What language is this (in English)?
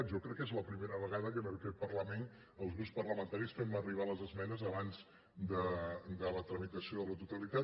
Catalan